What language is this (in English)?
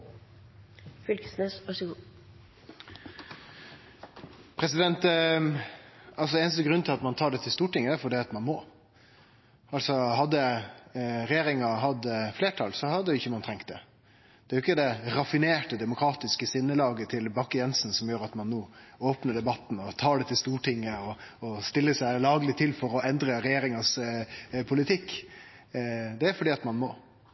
Norwegian